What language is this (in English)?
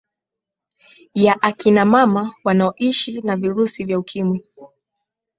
Swahili